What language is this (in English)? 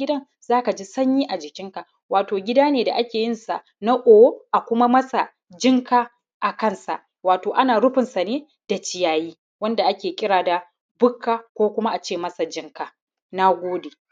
Hausa